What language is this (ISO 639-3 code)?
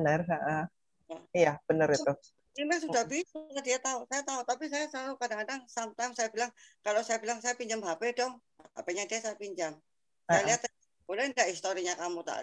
ind